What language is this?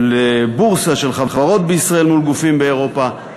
Hebrew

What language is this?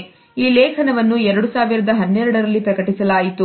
Kannada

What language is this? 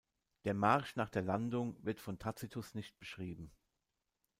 German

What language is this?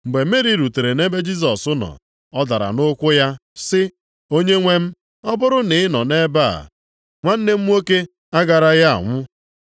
Igbo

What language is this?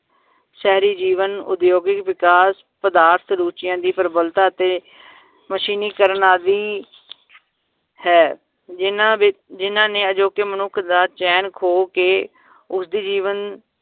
Punjabi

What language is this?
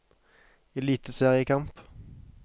Norwegian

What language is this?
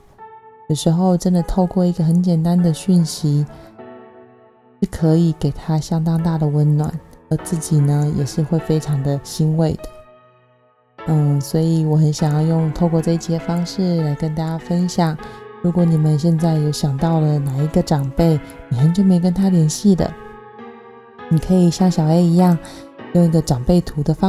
Chinese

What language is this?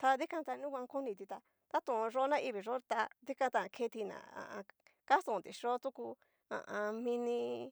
Cacaloxtepec Mixtec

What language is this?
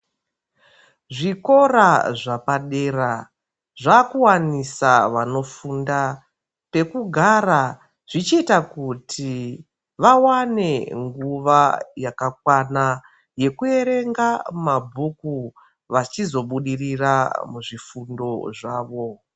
Ndau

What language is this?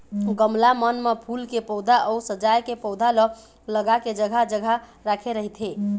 Chhattisgarhi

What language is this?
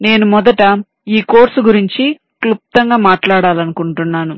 Telugu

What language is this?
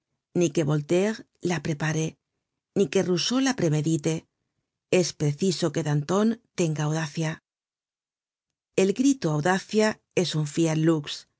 Spanish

